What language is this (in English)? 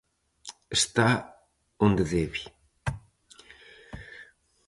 Galician